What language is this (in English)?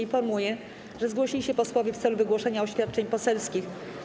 Polish